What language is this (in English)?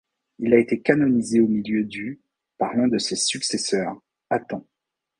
French